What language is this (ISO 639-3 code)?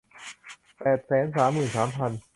tha